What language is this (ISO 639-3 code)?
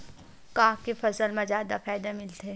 hne